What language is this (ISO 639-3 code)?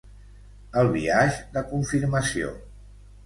cat